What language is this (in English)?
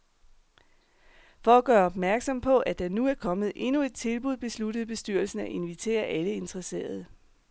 Danish